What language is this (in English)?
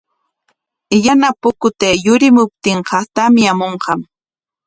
Corongo Ancash Quechua